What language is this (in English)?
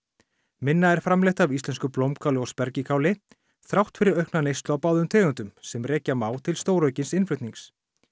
Icelandic